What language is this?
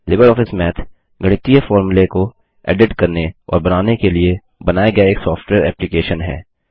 Hindi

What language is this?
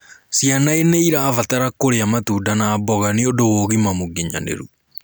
Kikuyu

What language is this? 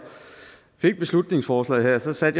Danish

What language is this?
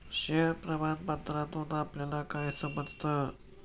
Marathi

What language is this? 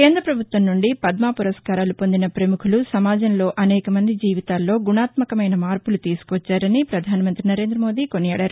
Telugu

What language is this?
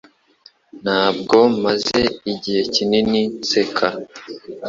Kinyarwanda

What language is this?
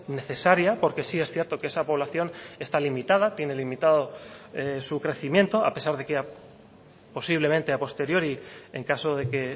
Spanish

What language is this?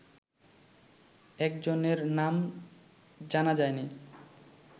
Bangla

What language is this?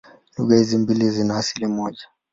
Swahili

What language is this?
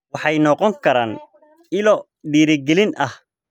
Somali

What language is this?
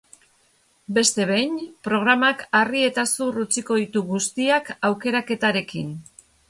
Basque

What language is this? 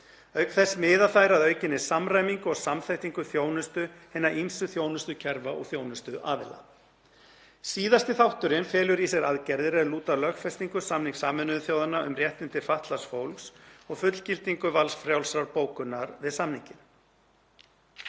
Icelandic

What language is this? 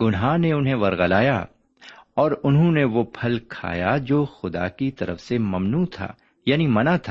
Urdu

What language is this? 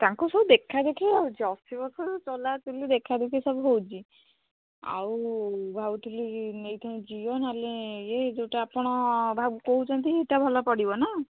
Odia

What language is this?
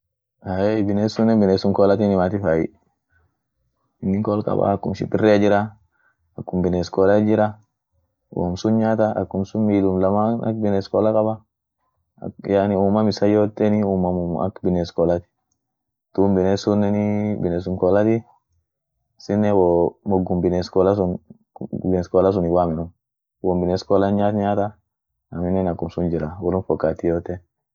Orma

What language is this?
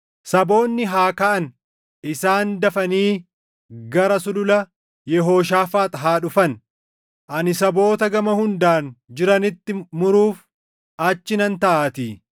Oromo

